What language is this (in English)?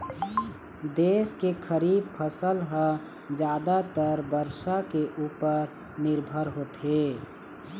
Chhattisgarhi